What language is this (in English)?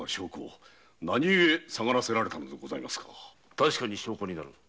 Japanese